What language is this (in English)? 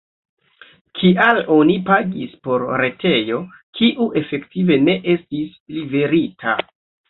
Esperanto